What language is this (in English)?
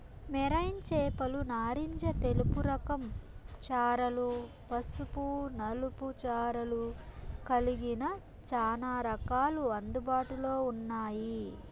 Telugu